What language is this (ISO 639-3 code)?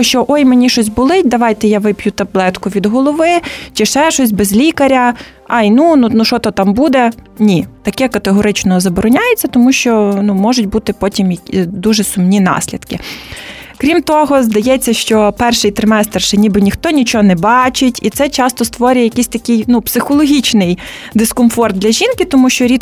ukr